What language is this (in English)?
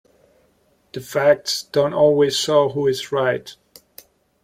English